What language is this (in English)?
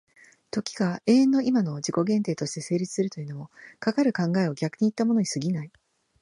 Japanese